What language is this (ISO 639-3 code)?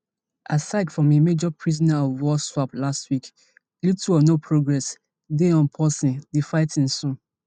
pcm